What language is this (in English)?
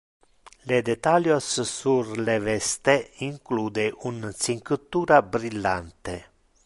Interlingua